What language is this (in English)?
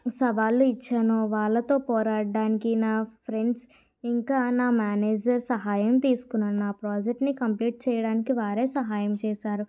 Telugu